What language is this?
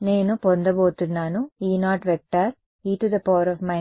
Telugu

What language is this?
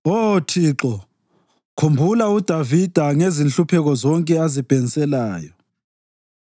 North Ndebele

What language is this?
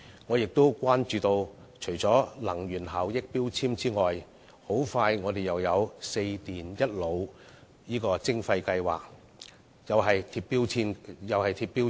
Cantonese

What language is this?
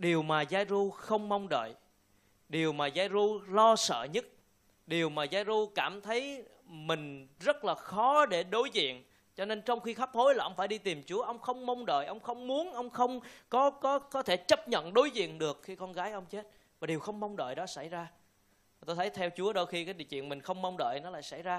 Vietnamese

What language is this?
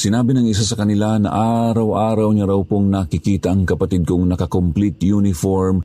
Filipino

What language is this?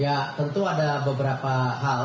Indonesian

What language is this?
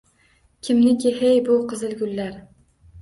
Uzbek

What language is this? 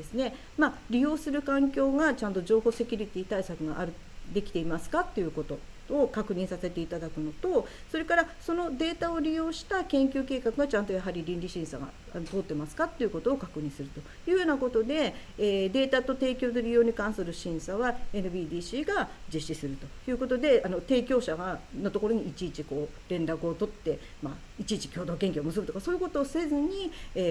Japanese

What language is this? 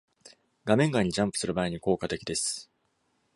Japanese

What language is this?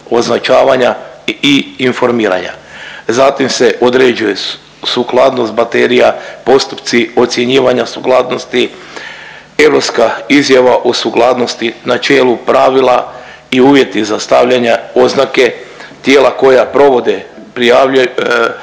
Croatian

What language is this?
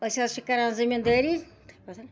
Kashmiri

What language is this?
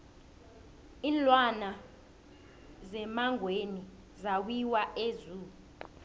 South Ndebele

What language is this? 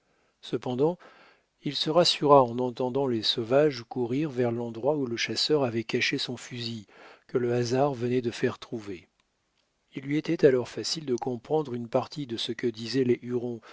French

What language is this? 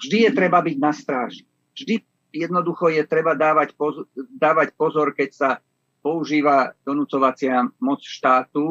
Slovak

